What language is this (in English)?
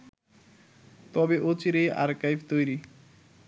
Bangla